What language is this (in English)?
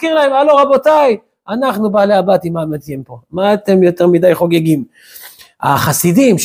Hebrew